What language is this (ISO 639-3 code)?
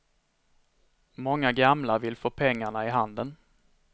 swe